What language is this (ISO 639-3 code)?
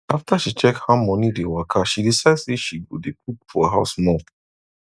pcm